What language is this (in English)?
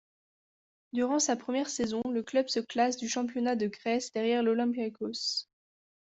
French